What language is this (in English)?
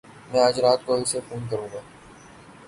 Urdu